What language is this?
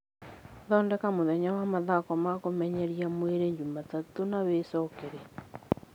Kikuyu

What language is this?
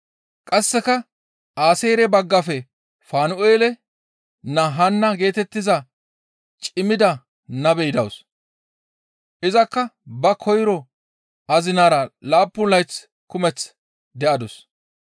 Gamo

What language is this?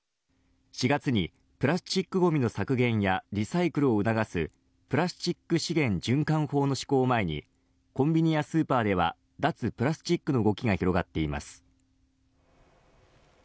Japanese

